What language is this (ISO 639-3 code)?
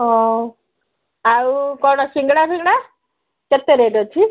ori